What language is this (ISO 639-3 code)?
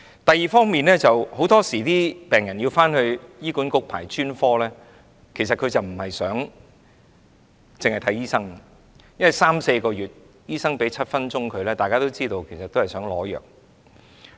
yue